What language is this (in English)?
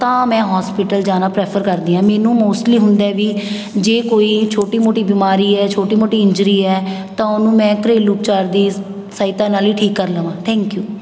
Punjabi